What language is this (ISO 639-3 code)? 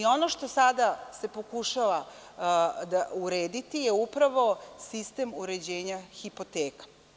srp